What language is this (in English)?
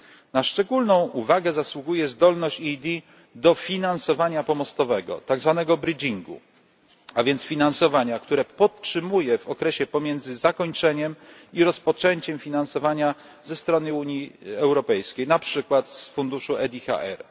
Polish